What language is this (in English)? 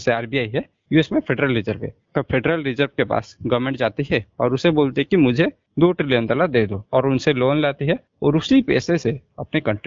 Hindi